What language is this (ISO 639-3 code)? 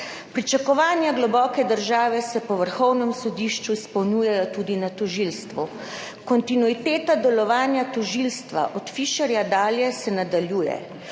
slv